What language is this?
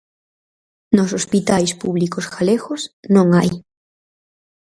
Galician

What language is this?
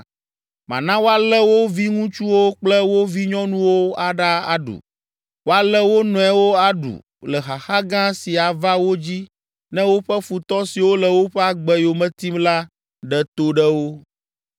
Ewe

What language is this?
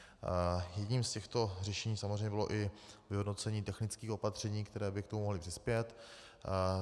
Czech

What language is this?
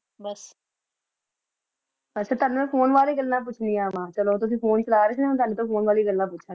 Punjabi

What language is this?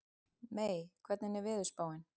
Icelandic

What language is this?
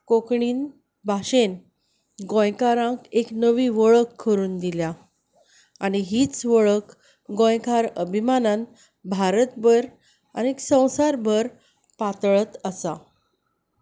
Konkani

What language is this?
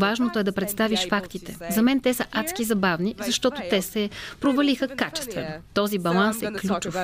Bulgarian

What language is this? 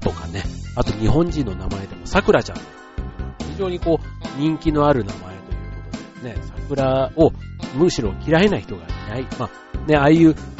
Japanese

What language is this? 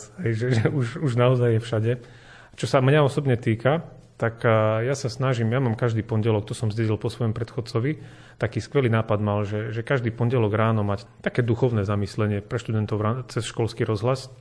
Slovak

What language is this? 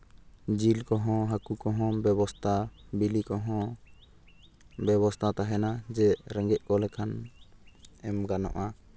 Santali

